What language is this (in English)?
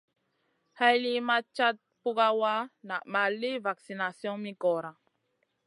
Masana